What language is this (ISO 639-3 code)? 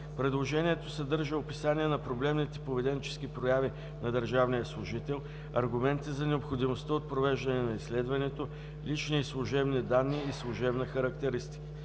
bul